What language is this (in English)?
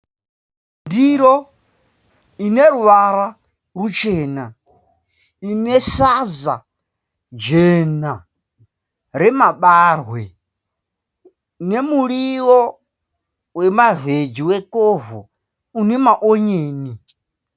Shona